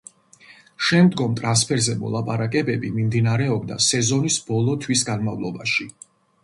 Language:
Georgian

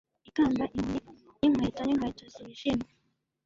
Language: Kinyarwanda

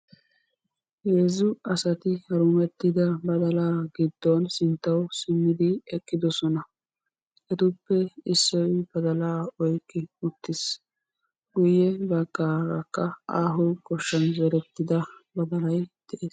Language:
Wolaytta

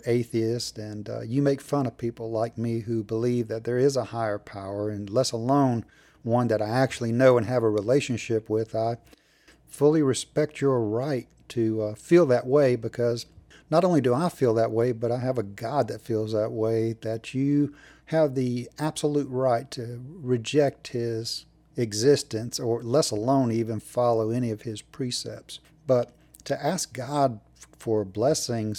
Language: English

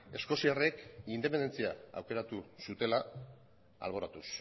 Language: Basque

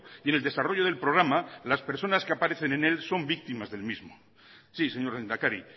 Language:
Spanish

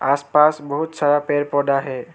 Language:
Hindi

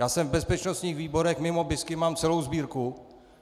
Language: Czech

